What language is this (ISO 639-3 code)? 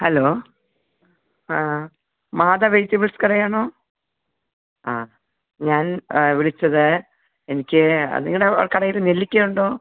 mal